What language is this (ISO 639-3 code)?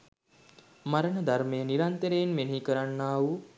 sin